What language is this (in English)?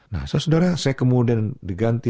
Indonesian